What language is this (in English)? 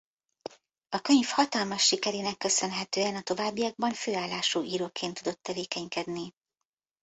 Hungarian